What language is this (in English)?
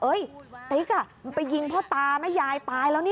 Thai